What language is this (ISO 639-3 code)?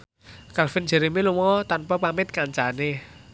jav